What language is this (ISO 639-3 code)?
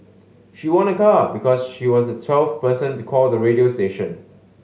eng